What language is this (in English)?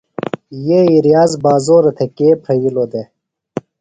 Phalura